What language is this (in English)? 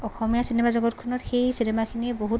Assamese